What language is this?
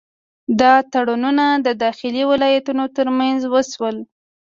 Pashto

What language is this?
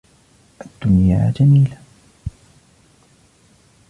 Arabic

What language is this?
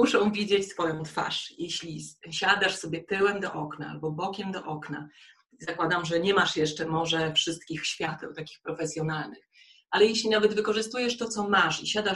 Polish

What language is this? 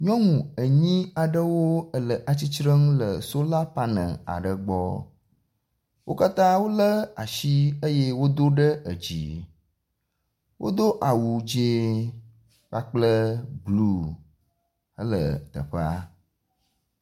Ewe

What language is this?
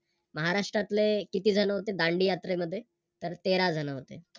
Marathi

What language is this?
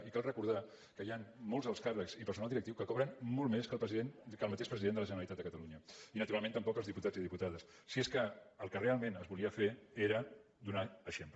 Catalan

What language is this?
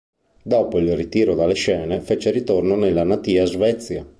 Italian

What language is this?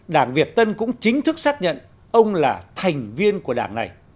Vietnamese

